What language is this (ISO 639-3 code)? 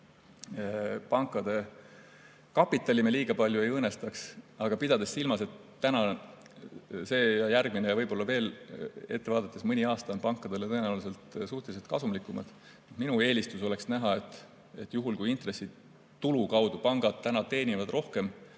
est